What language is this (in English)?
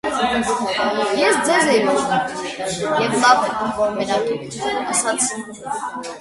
Armenian